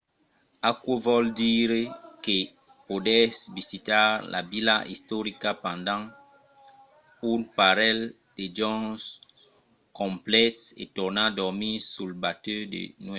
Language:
Occitan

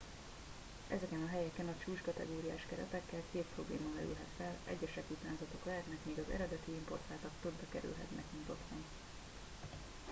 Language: Hungarian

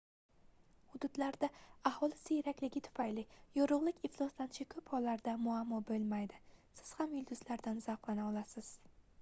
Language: Uzbek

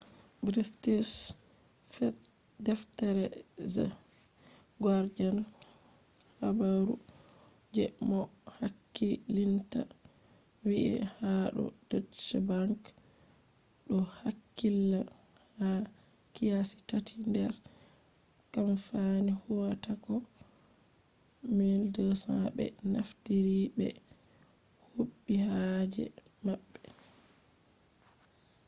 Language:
Fula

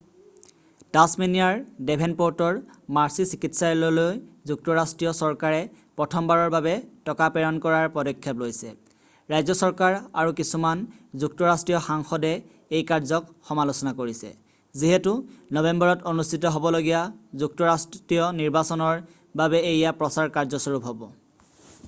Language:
Assamese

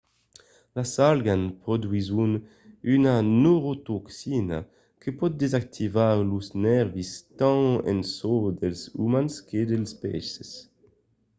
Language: Occitan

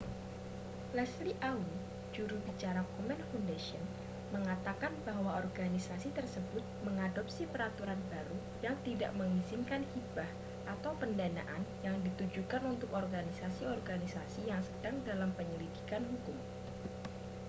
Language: Indonesian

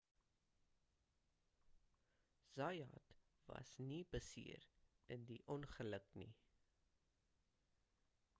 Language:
Afrikaans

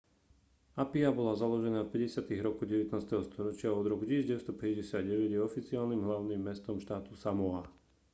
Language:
Slovak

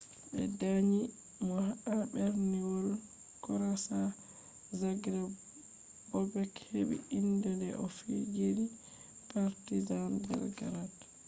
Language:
Fula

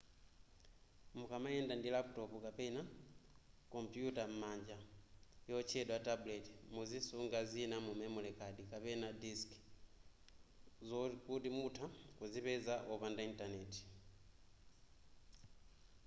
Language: Nyanja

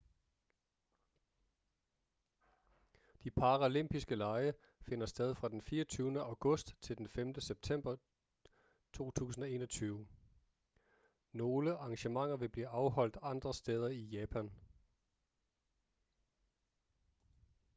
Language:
Danish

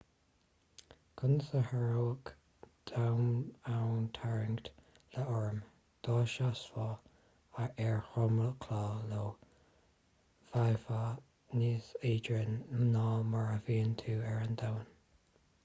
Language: Irish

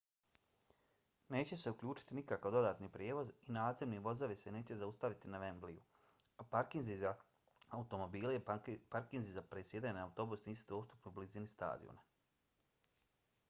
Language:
Bosnian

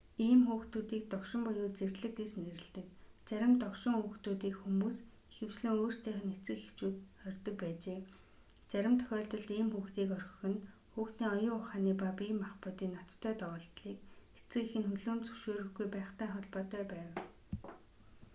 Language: Mongolian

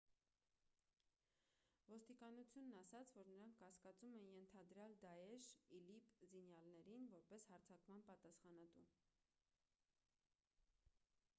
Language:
Armenian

